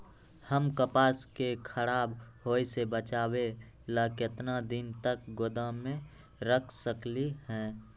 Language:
Magahi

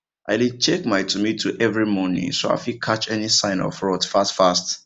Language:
Nigerian Pidgin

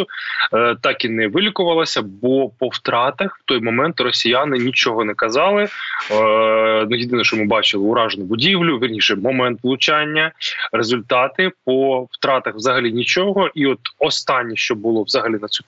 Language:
Ukrainian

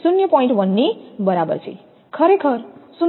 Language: Gujarati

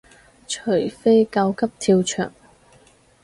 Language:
Cantonese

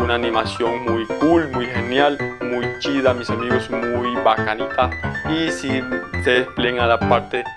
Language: Spanish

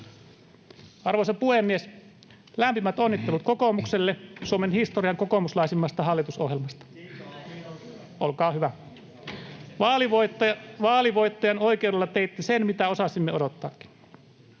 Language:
Finnish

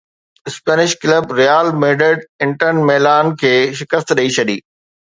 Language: Sindhi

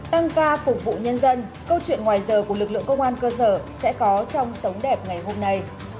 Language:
Vietnamese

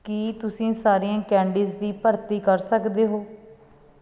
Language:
Punjabi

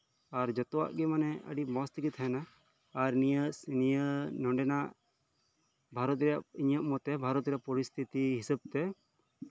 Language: Santali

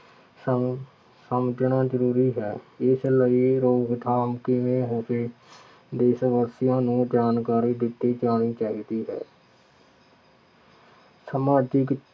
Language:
Punjabi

